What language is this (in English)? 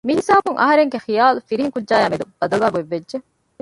Divehi